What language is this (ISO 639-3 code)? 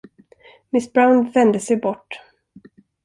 swe